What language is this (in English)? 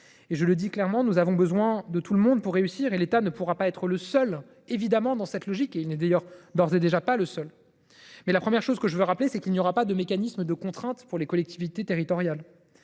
French